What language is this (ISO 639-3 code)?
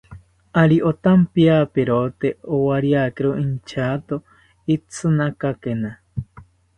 cpy